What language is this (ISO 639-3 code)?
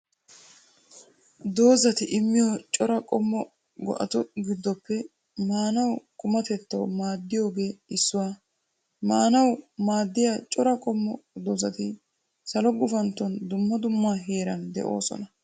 wal